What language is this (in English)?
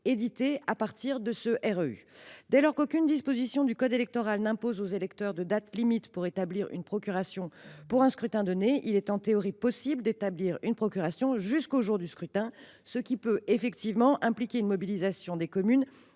French